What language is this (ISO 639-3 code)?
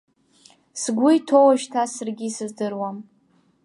abk